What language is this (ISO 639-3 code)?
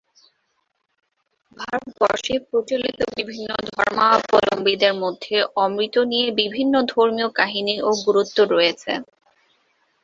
ben